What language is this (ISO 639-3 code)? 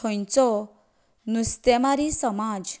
kok